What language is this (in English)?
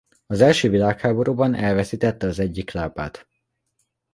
Hungarian